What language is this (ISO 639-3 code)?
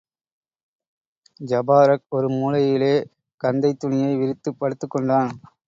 tam